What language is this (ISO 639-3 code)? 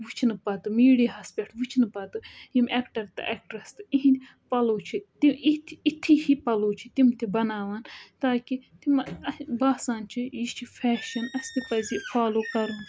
kas